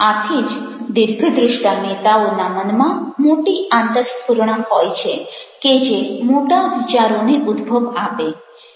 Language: Gujarati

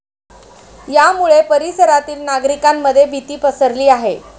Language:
Marathi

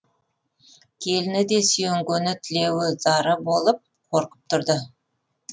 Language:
Kazakh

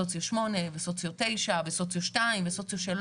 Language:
Hebrew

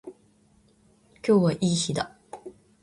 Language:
Japanese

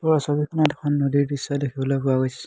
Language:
Assamese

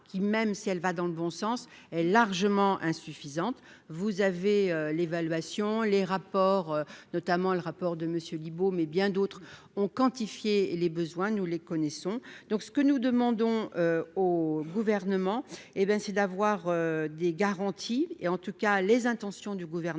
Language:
French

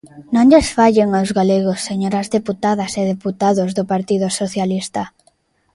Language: Galician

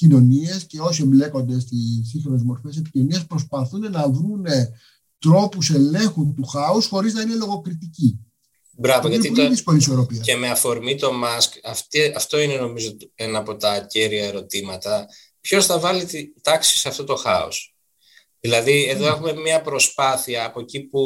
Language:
Greek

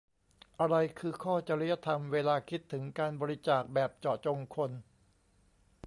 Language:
Thai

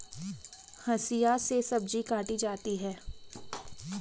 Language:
Hindi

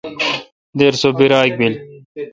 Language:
Kalkoti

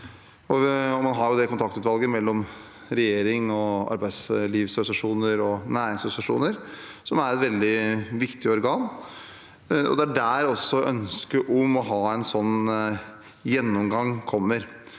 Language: Norwegian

